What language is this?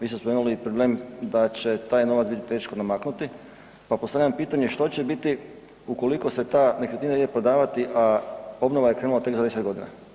Croatian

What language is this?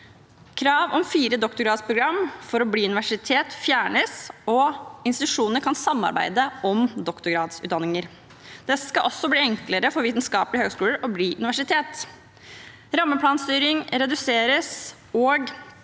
Norwegian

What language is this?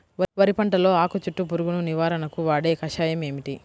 Telugu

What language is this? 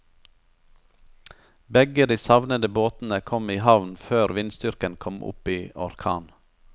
Norwegian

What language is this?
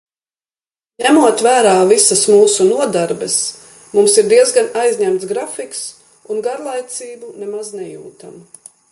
Latvian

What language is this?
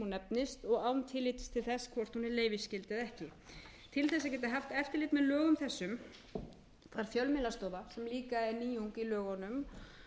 Icelandic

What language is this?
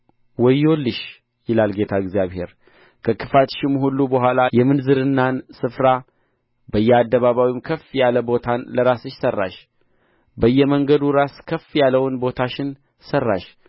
Amharic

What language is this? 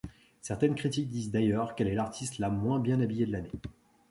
French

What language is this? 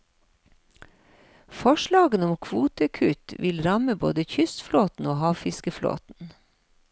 Norwegian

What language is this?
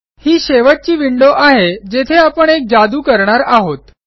Marathi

